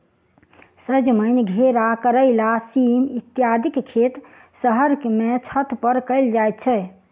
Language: Maithili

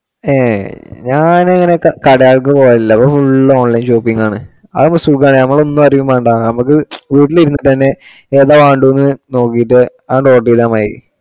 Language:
Malayalam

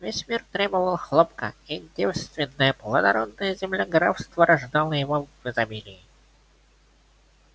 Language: Russian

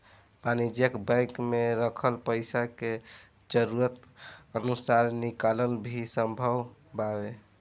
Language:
Bhojpuri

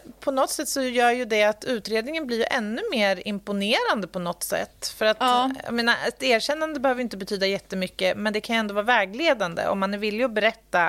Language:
Swedish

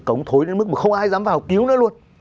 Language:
Vietnamese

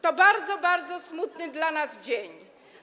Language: Polish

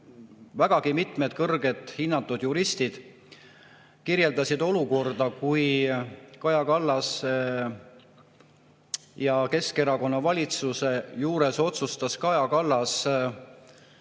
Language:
Estonian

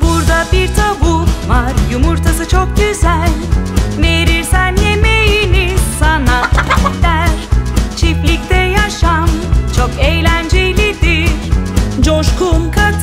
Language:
Turkish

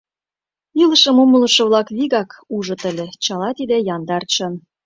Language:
Mari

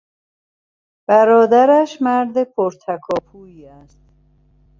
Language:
Persian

